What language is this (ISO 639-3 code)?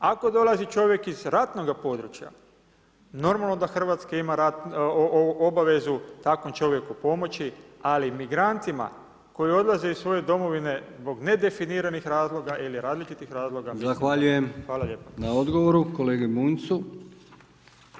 hrv